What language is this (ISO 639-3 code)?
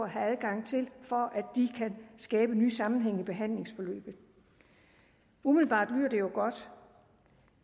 dan